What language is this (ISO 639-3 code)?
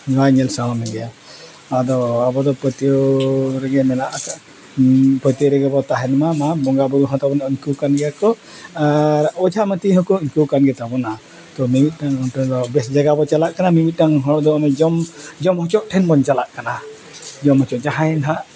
sat